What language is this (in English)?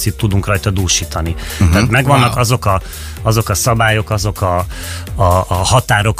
Hungarian